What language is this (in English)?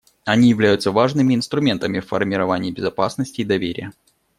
Russian